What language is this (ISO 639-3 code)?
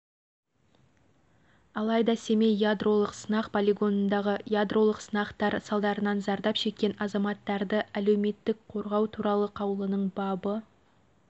kaz